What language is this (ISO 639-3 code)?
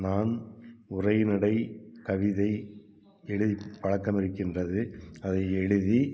tam